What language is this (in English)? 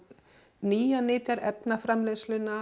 Icelandic